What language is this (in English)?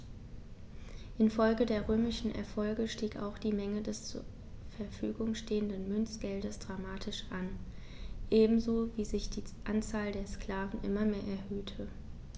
German